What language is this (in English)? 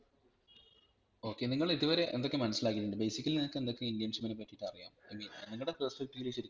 Malayalam